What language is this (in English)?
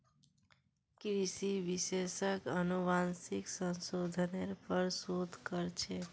Magahi